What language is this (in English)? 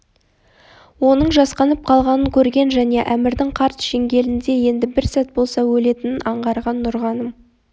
Kazakh